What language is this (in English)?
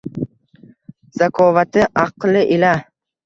Uzbek